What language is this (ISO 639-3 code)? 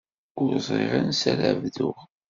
kab